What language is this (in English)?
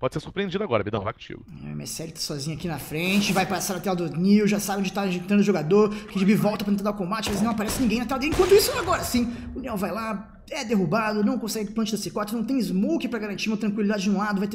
Portuguese